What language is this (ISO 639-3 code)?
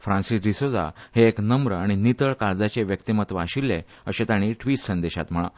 kok